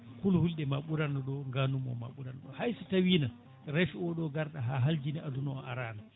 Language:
Fula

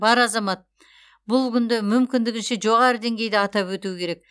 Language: Kazakh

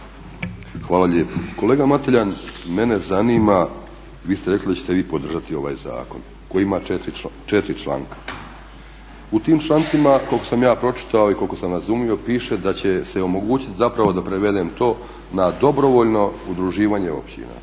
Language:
Croatian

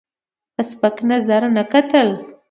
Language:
Pashto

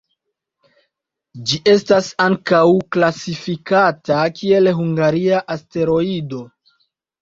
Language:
Esperanto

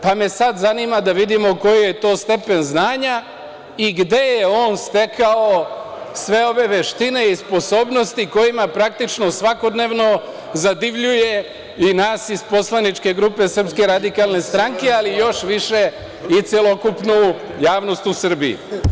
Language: Serbian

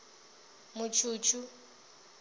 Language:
Venda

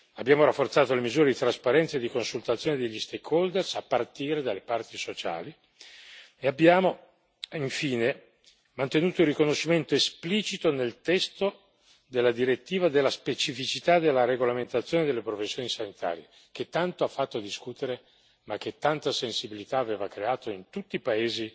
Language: Italian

